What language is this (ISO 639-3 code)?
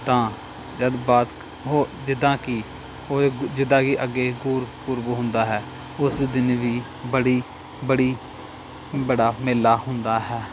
pan